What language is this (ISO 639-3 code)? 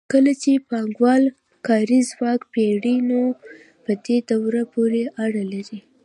pus